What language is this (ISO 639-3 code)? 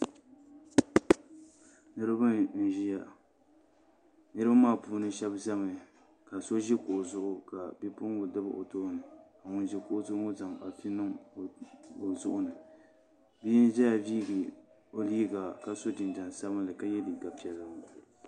dag